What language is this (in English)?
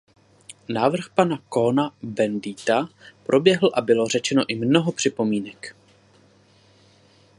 Czech